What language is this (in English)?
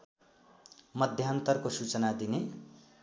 Nepali